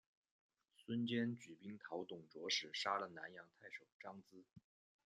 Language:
Chinese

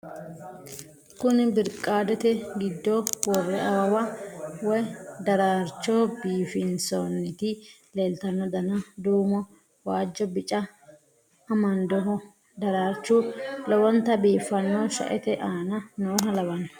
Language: Sidamo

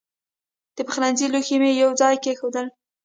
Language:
Pashto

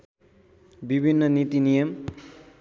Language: Nepali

